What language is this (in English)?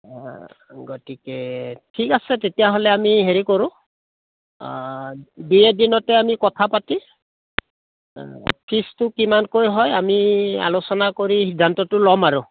Assamese